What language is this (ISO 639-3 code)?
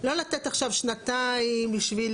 heb